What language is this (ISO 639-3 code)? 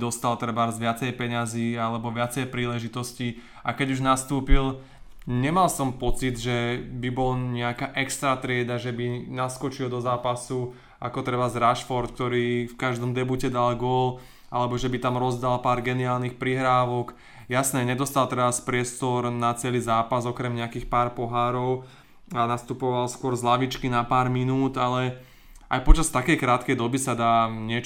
slk